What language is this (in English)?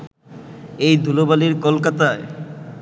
Bangla